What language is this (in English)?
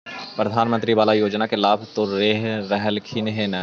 Magahi